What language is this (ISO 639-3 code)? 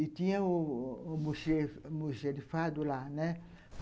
por